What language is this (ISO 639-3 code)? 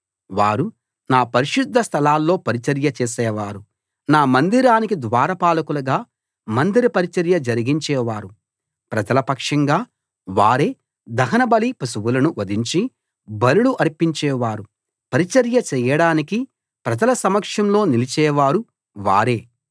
tel